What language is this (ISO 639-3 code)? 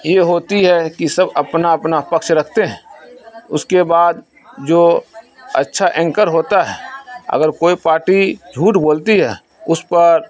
urd